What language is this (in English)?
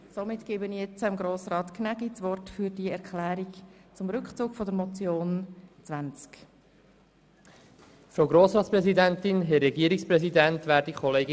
Swiss German